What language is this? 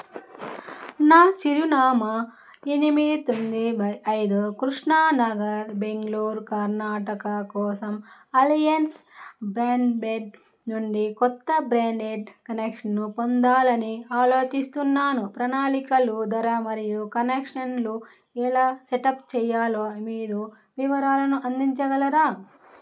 Telugu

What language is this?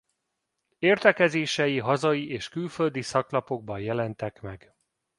Hungarian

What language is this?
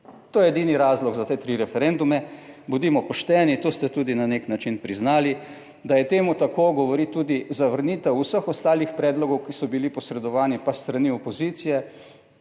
Slovenian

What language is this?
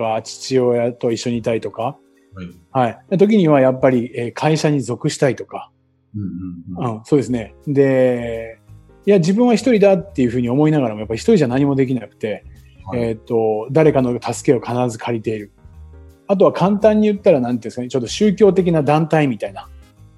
Japanese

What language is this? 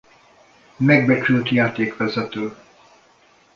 Hungarian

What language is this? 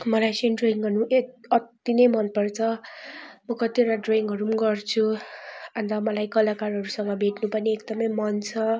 Nepali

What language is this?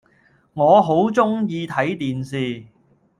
Cantonese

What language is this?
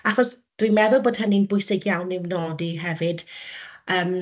Welsh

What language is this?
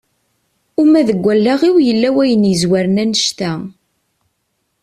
Kabyle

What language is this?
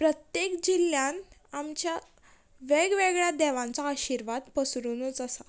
Konkani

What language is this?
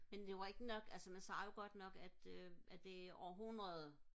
Danish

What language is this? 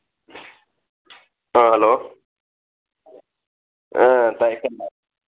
Manipuri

